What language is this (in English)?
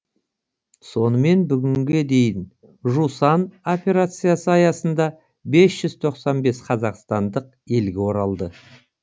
Kazakh